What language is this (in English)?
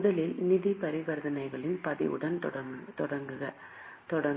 Tamil